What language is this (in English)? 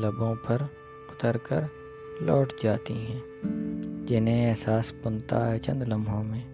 Urdu